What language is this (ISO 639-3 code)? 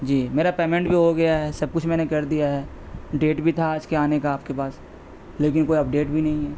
urd